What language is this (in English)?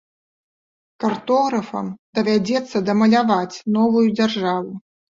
Belarusian